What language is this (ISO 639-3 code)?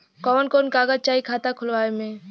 bho